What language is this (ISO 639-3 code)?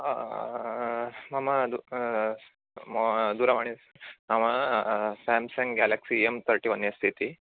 san